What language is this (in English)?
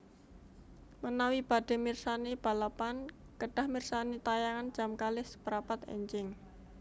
Javanese